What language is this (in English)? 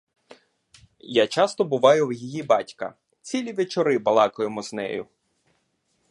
Ukrainian